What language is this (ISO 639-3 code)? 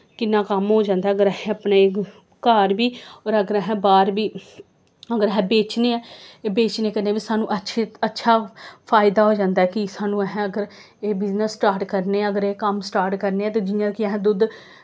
doi